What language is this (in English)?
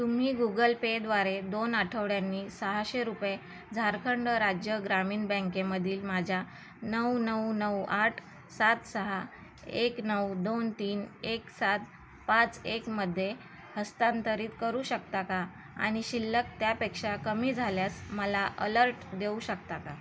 Marathi